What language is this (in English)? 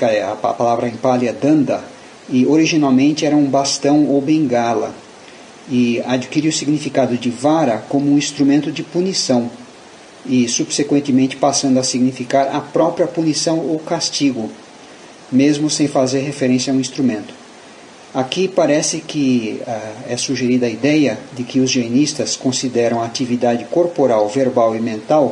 Portuguese